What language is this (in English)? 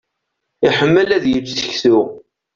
Kabyle